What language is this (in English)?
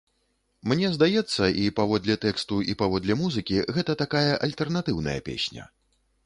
Belarusian